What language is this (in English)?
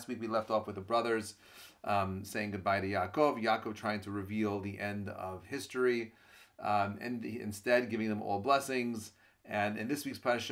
English